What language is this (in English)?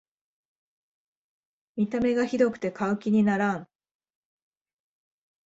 Japanese